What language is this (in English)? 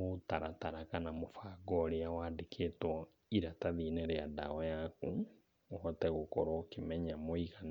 Kikuyu